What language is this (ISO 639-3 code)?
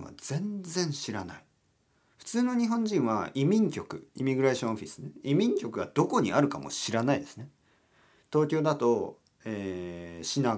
jpn